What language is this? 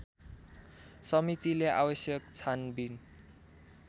Nepali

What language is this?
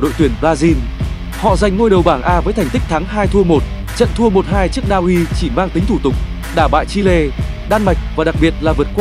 Vietnamese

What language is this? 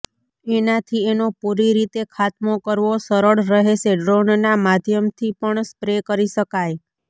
Gujarati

